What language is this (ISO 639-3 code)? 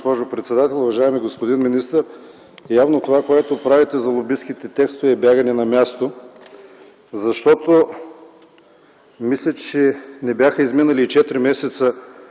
bul